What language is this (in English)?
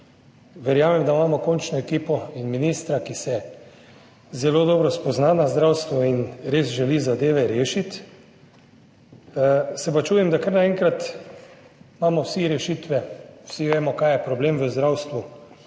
Slovenian